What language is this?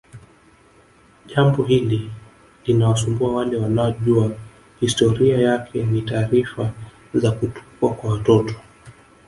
Swahili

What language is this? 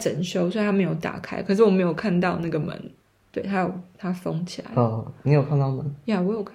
Chinese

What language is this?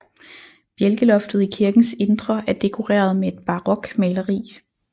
Danish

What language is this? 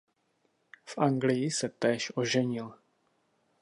Czech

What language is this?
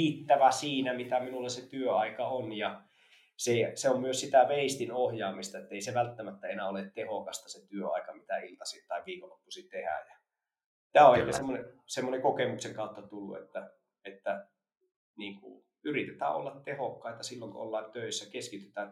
Finnish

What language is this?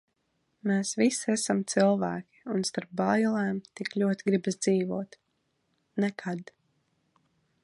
Latvian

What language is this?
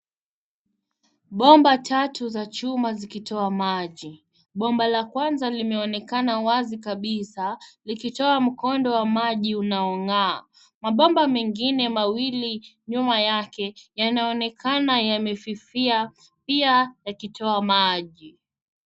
Swahili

